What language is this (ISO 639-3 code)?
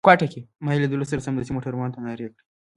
pus